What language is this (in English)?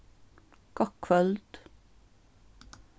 Faroese